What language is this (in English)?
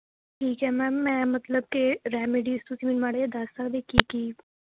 Punjabi